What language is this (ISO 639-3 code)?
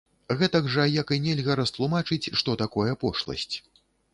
bel